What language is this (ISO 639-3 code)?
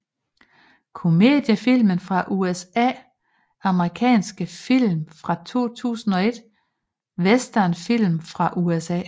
dan